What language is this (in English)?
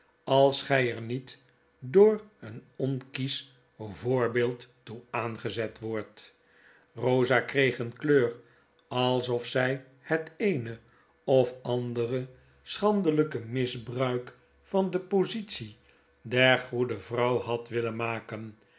Dutch